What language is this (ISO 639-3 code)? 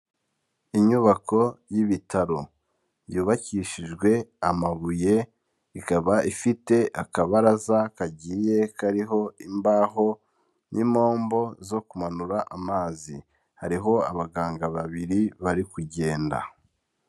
kin